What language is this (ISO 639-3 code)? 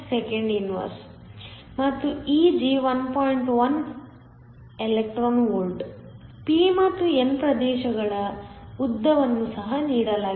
kan